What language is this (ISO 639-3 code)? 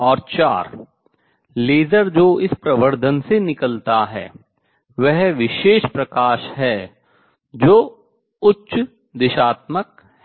hin